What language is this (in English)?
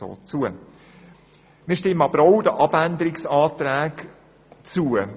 Swiss German